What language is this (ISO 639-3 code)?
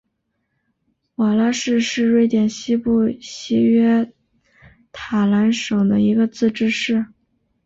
zho